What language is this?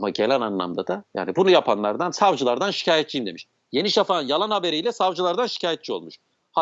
Turkish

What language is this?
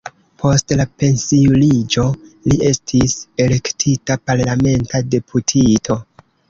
Esperanto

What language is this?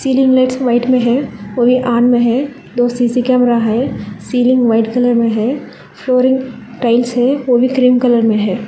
Hindi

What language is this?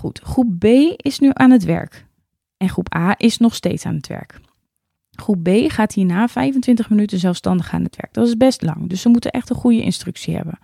Dutch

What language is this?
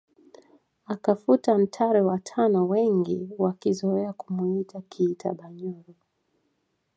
Swahili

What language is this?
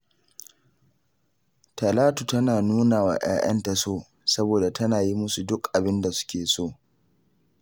Hausa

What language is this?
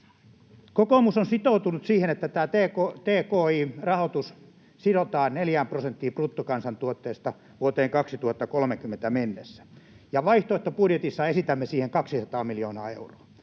Finnish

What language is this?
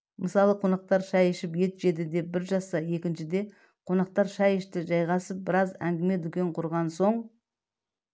Kazakh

